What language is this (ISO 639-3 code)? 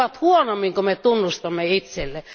fin